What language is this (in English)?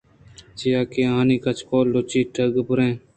Eastern Balochi